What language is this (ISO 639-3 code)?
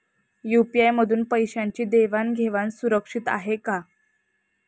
mar